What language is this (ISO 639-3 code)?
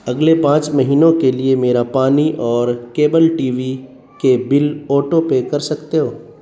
urd